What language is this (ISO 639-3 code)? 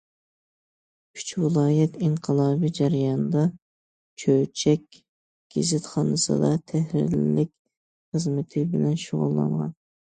uig